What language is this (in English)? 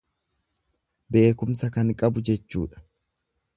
Oromo